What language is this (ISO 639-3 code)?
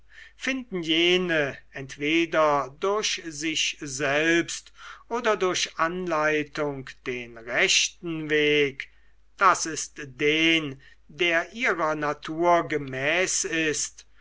deu